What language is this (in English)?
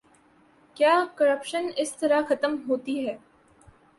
Urdu